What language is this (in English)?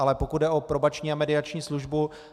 Czech